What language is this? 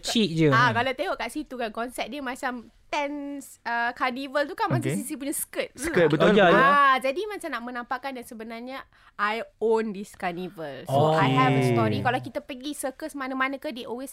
Malay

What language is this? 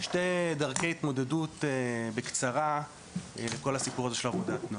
Hebrew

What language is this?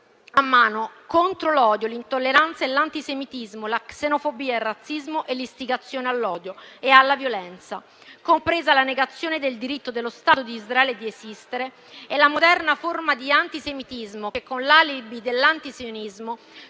Italian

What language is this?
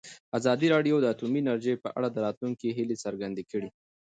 Pashto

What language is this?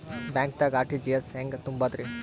Kannada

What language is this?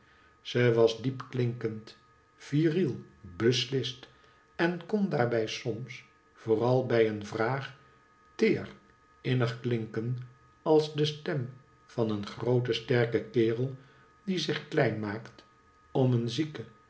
Dutch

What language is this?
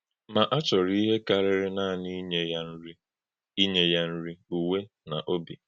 Igbo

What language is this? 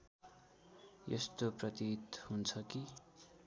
Nepali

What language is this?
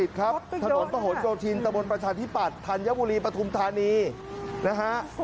Thai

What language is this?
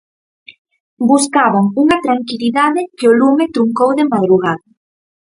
Galician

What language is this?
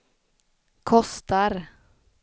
Swedish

